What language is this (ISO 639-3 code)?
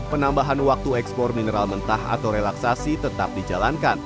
ind